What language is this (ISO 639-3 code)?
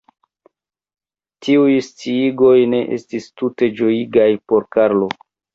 epo